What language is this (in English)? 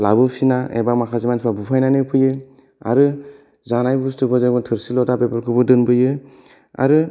Bodo